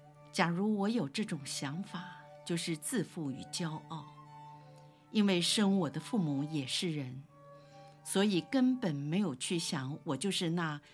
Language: Chinese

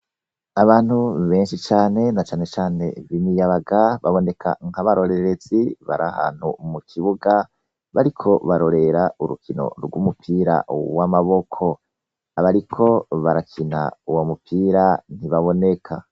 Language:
Rundi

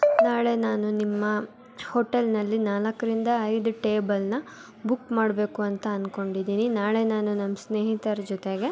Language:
Kannada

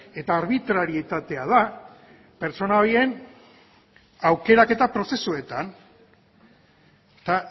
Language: Basque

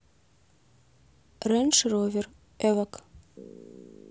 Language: Russian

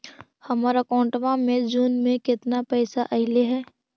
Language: Magahi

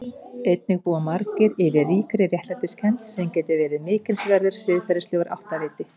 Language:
Icelandic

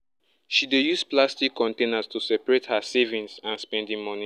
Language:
Nigerian Pidgin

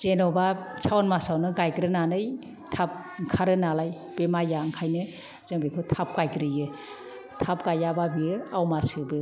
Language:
Bodo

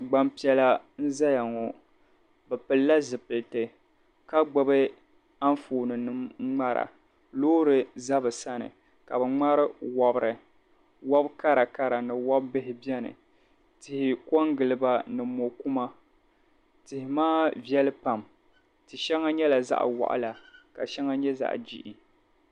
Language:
Dagbani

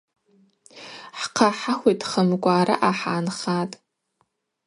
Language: Abaza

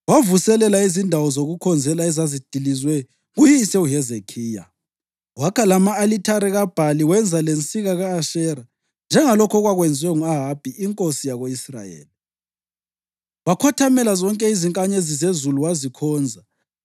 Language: North Ndebele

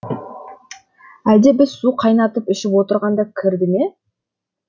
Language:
Kazakh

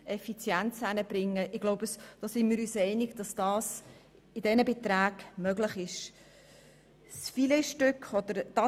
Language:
Swiss German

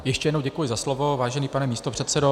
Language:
Czech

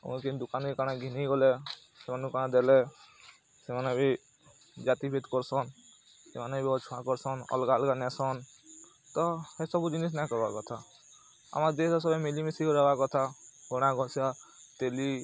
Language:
Odia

